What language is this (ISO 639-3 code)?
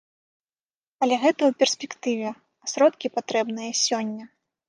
bel